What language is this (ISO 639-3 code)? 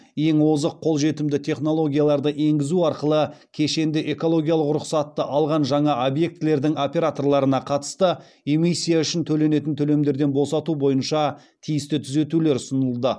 kaz